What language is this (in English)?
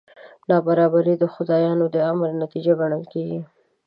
Pashto